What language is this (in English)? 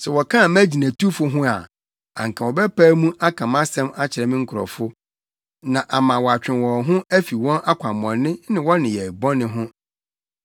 Akan